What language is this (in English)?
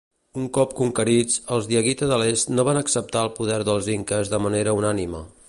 Catalan